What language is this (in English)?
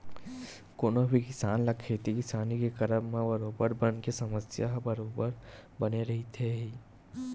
Chhattisgarhi